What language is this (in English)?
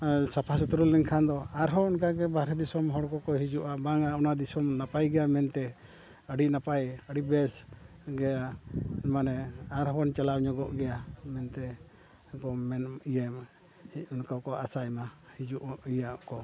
Santali